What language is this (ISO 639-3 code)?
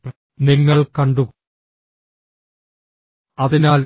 mal